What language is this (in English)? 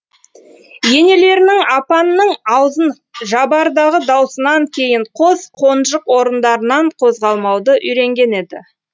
Kazakh